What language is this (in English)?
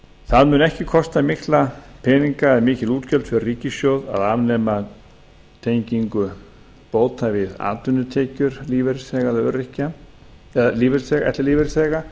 Icelandic